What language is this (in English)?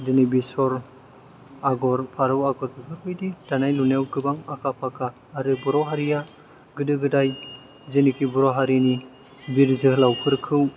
Bodo